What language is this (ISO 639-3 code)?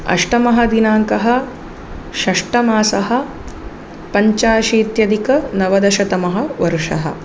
san